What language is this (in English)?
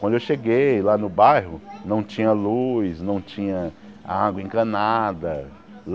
Portuguese